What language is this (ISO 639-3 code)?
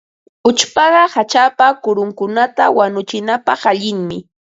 qva